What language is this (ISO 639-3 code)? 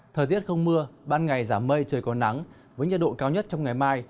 vie